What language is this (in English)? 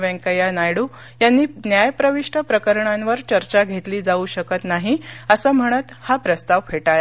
Marathi